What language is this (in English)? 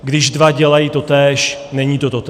Czech